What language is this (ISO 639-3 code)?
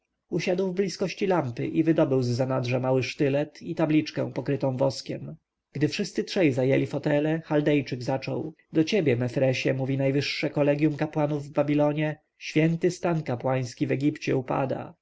pol